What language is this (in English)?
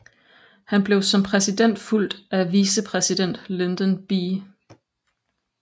Danish